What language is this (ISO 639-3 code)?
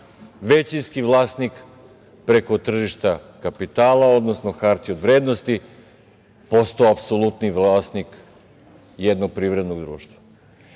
srp